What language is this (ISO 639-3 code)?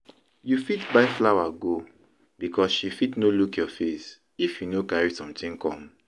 pcm